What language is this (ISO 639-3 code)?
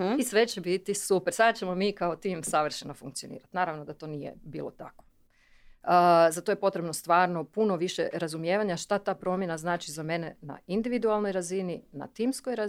hrv